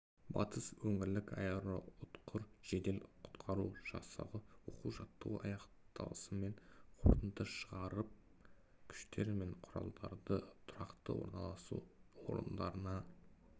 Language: Kazakh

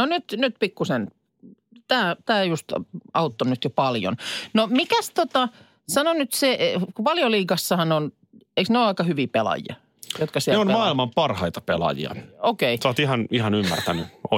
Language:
Finnish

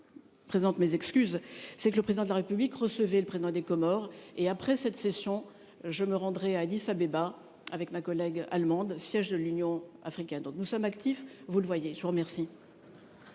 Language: French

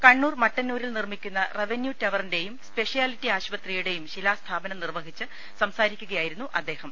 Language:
Malayalam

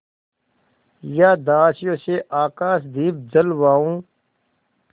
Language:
Hindi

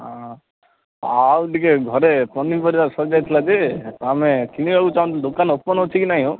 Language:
Odia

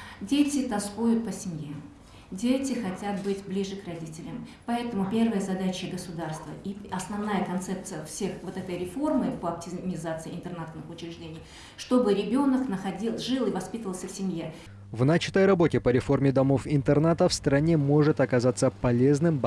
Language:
Russian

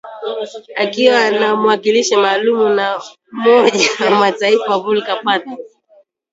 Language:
Swahili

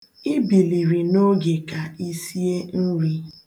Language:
Igbo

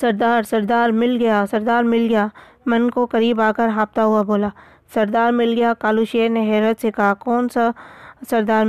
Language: Urdu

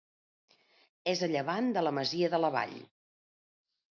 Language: Catalan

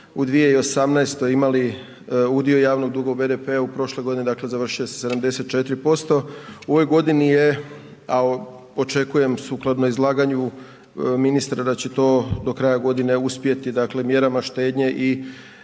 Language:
Croatian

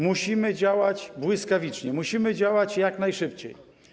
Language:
Polish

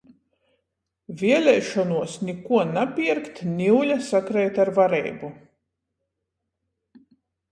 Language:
Latgalian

